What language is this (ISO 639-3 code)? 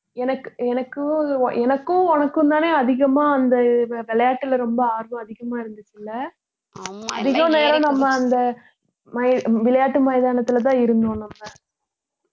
tam